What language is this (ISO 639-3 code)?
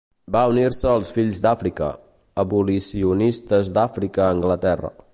cat